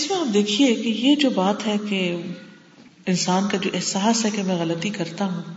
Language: Urdu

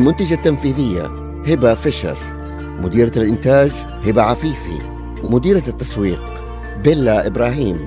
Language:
Arabic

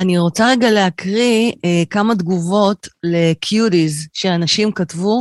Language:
Hebrew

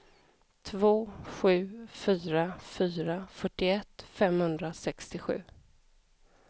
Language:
Swedish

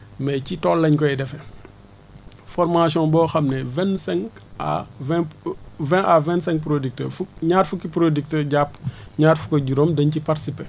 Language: Wolof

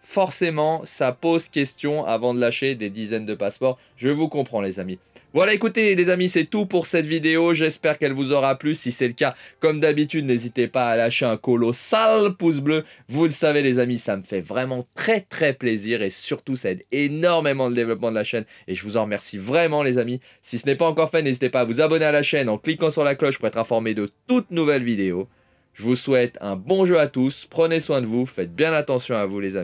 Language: French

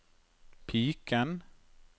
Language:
Norwegian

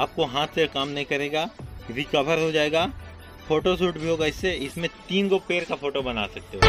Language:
Hindi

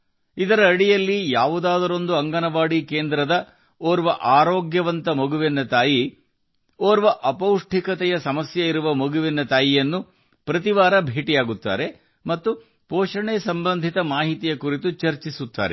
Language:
Kannada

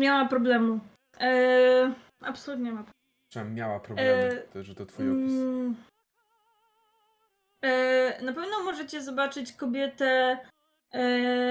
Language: Polish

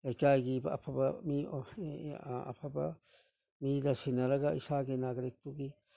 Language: Manipuri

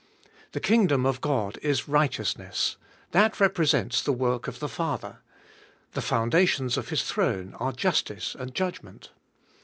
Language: English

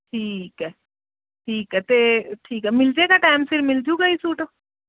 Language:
Punjabi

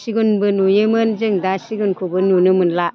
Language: Bodo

